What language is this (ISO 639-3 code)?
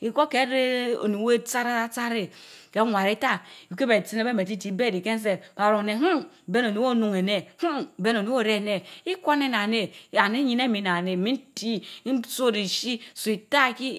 mfo